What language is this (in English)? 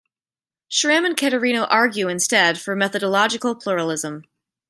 English